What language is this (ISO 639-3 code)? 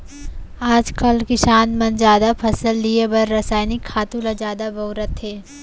hne